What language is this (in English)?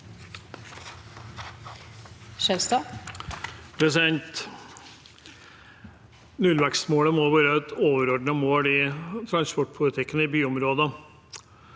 Norwegian